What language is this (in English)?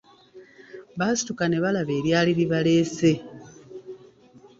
Ganda